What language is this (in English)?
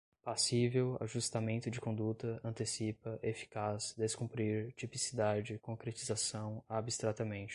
Portuguese